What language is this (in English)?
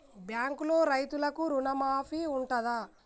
Telugu